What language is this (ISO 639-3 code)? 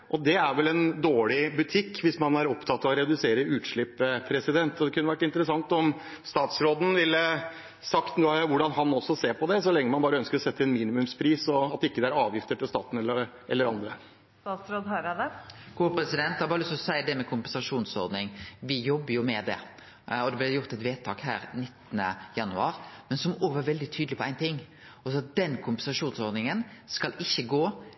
nor